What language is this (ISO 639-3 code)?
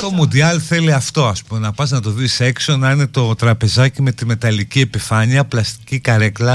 ell